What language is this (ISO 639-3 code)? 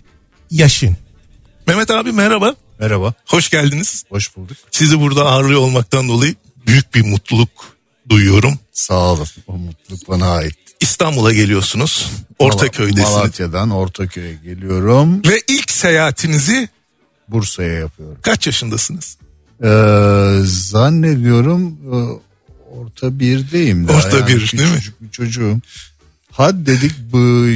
tur